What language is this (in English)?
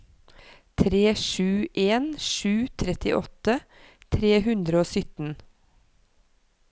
Norwegian